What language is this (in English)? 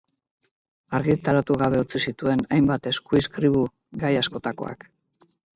Basque